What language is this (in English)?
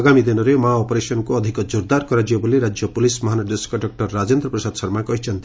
Odia